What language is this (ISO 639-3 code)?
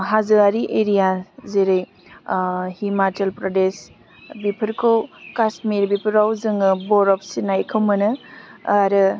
brx